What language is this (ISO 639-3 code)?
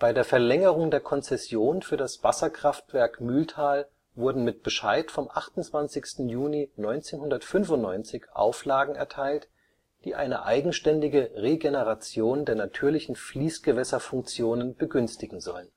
deu